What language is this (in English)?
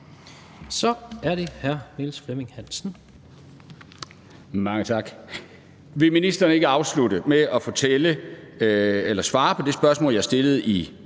Danish